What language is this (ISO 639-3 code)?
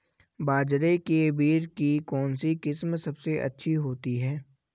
hin